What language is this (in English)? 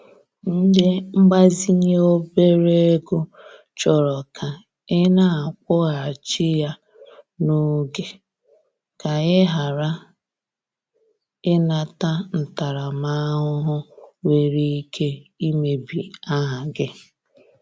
Igbo